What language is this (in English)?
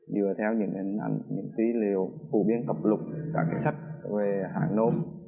Vietnamese